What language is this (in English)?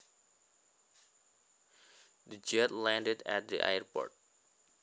Javanese